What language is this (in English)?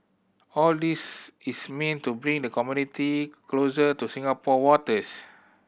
English